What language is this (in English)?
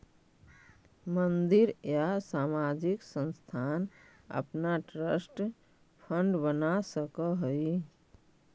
Magahi